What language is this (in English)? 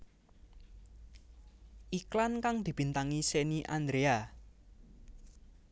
Javanese